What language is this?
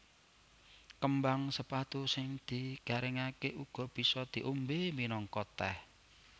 Javanese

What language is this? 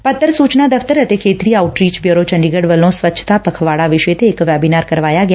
Punjabi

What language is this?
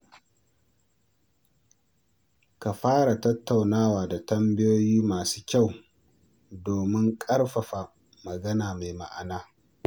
Hausa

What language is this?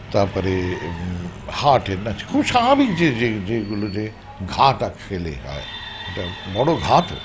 Bangla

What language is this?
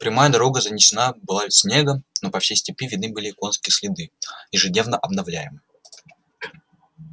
Russian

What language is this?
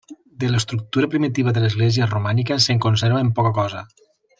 Catalan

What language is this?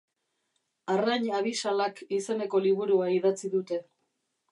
Basque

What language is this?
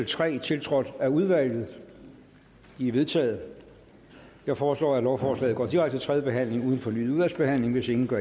Danish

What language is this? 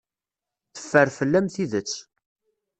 Kabyle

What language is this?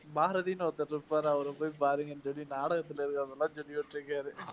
Tamil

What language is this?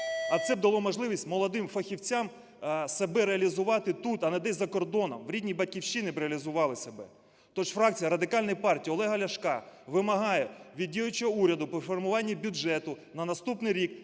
Ukrainian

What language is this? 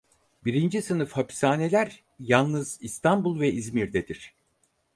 Turkish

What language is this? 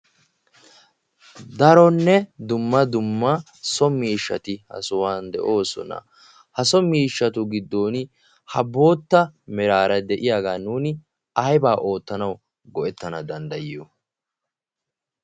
Wolaytta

